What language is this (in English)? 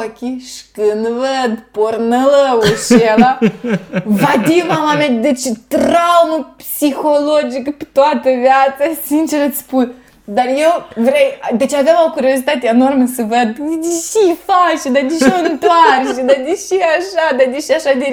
Romanian